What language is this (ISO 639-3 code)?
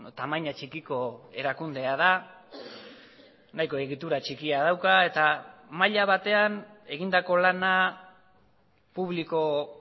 eus